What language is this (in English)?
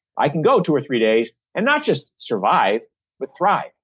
English